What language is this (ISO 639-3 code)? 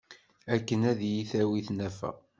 kab